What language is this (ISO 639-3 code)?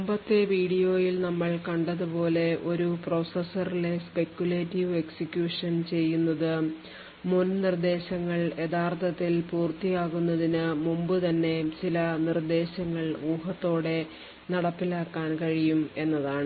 mal